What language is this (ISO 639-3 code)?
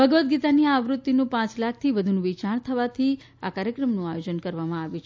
guj